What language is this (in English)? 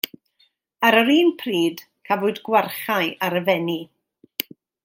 Welsh